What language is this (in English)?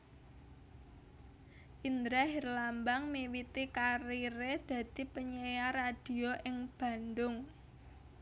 Javanese